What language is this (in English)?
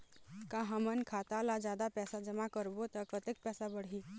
Chhattisgarhi